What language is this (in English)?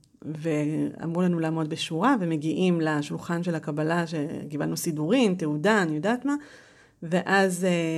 Hebrew